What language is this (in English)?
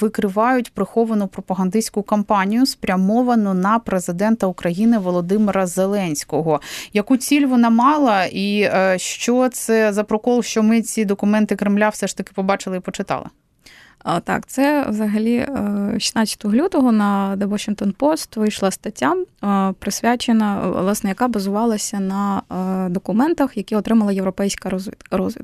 Ukrainian